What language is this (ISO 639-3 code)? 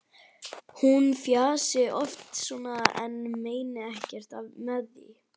isl